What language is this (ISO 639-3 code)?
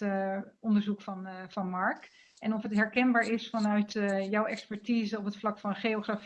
nld